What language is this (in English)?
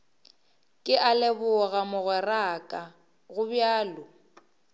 Northern Sotho